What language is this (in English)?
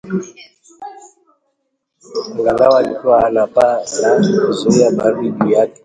Swahili